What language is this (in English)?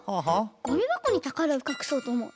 Japanese